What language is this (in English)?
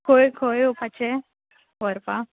Konkani